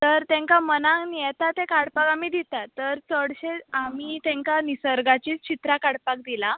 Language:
Konkani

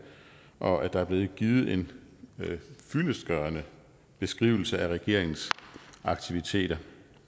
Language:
Danish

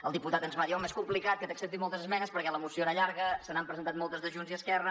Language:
Catalan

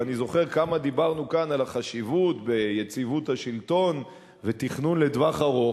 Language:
Hebrew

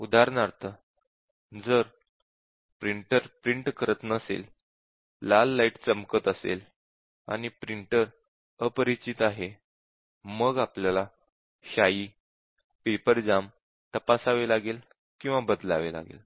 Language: Marathi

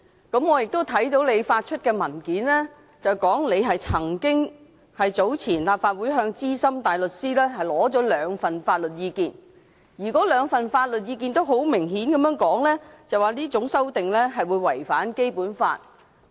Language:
Cantonese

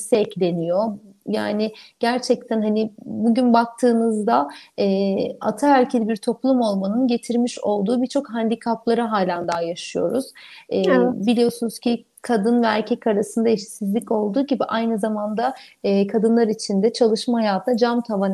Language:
Turkish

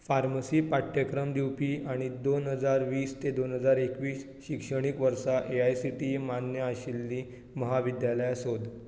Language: Konkani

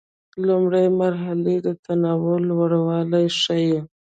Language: Pashto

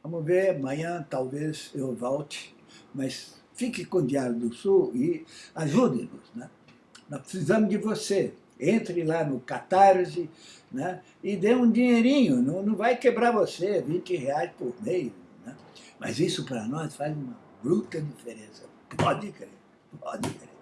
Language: Portuguese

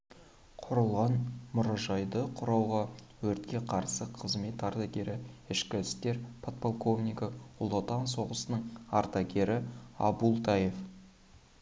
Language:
Kazakh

